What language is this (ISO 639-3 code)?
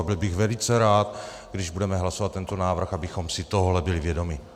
ces